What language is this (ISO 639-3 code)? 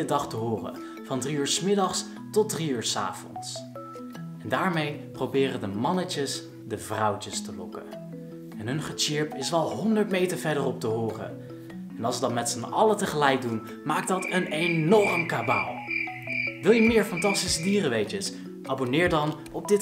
nld